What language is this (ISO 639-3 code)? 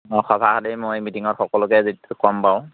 asm